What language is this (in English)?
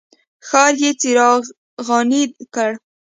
Pashto